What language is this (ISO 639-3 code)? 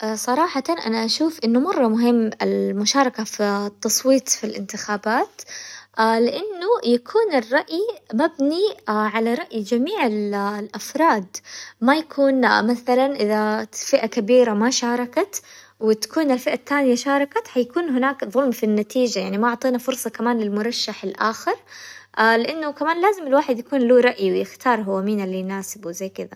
acw